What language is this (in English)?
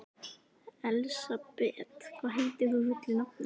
Icelandic